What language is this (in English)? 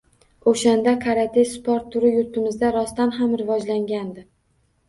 Uzbek